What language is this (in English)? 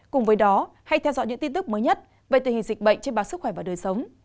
Vietnamese